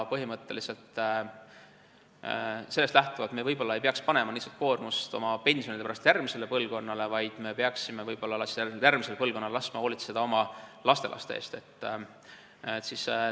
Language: Estonian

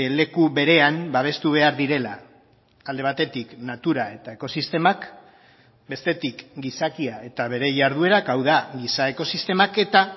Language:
Basque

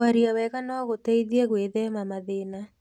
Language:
Kikuyu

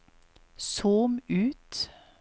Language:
Norwegian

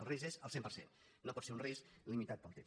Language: Catalan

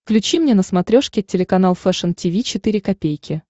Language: Russian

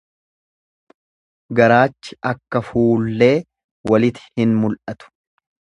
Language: Oromo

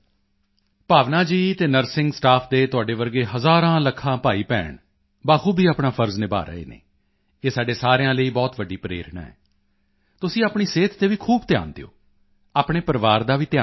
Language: Punjabi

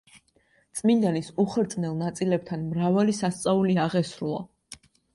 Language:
Georgian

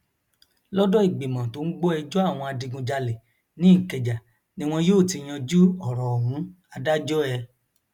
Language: Yoruba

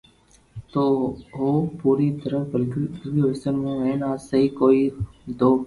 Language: Loarki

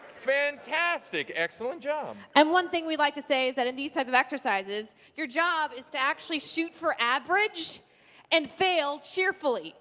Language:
English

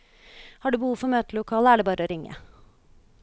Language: Norwegian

